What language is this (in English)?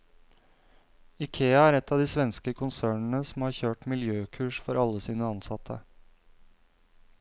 Norwegian